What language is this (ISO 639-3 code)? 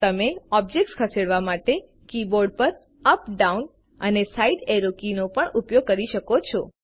guj